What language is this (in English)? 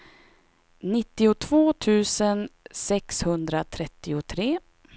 Swedish